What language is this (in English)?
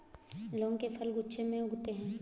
Hindi